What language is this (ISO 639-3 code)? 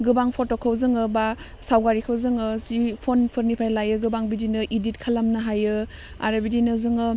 brx